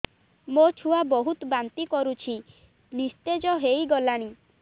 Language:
Odia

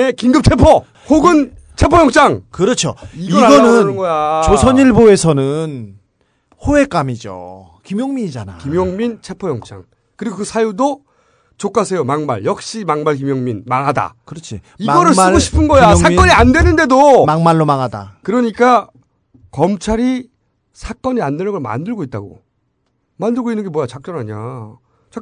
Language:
Korean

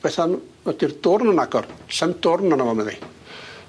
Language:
Welsh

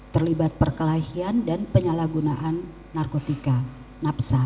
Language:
Indonesian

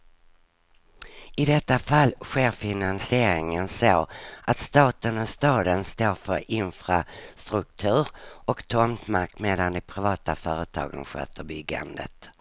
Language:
Swedish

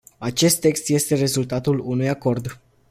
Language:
Romanian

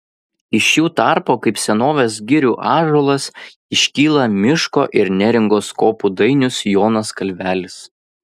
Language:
Lithuanian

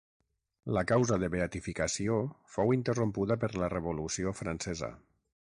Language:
Catalan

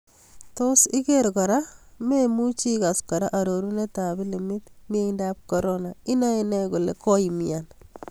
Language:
Kalenjin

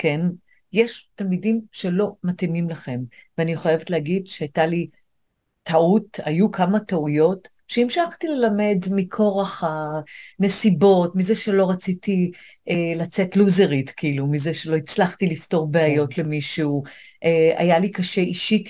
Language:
Hebrew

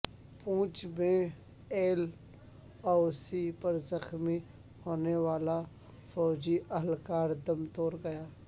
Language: Urdu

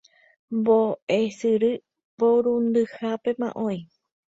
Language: Guarani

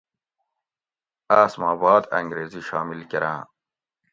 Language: Gawri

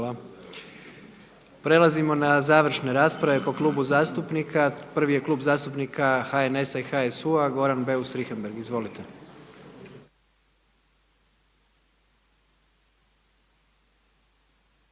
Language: Croatian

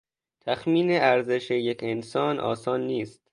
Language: Persian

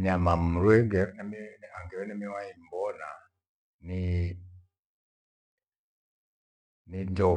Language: Gweno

